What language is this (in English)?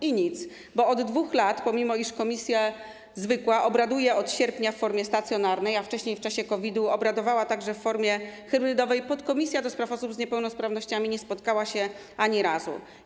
Polish